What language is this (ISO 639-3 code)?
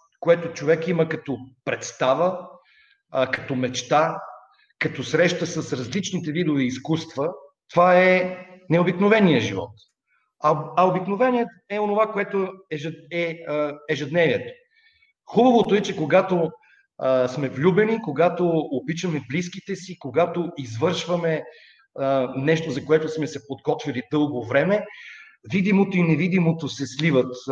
bul